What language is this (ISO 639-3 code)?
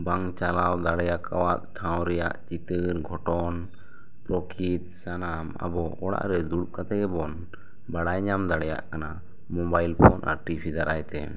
sat